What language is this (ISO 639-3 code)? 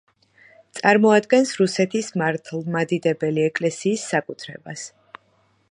kat